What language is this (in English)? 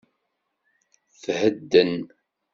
Kabyle